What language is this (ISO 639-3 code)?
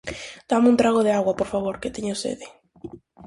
glg